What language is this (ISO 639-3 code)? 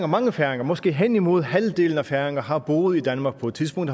dan